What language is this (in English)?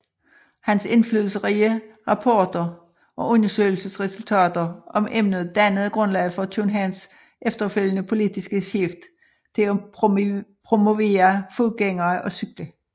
Danish